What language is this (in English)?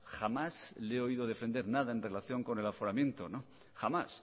Spanish